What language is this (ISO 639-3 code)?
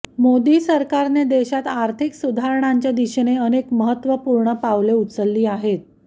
mar